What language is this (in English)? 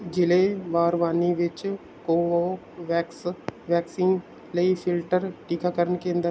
Punjabi